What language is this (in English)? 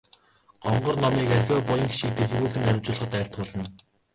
Mongolian